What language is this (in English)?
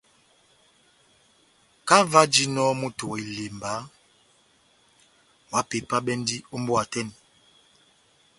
Batanga